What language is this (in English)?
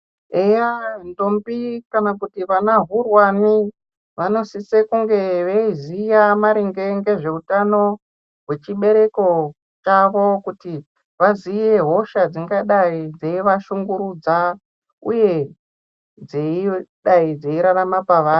Ndau